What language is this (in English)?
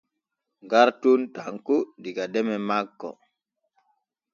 Borgu Fulfulde